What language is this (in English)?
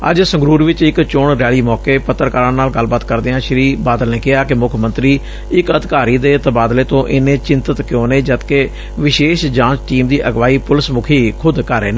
Punjabi